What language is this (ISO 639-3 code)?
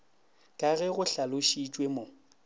nso